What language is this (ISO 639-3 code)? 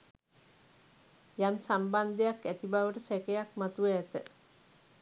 sin